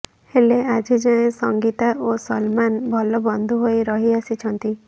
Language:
Odia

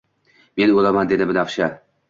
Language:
Uzbek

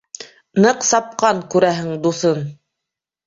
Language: Bashkir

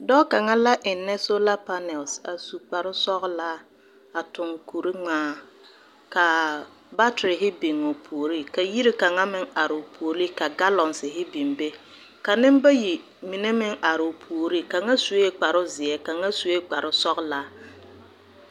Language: Southern Dagaare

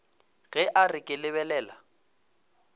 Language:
Northern Sotho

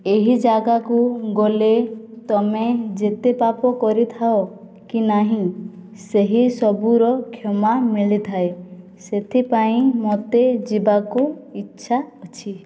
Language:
Odia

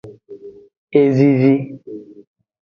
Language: Aja (Benin)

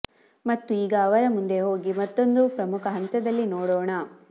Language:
Kannada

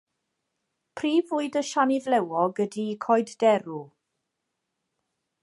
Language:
Welsh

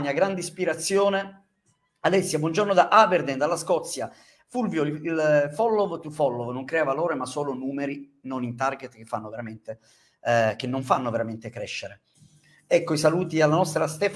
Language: Italian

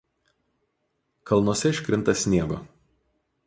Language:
Lithuanian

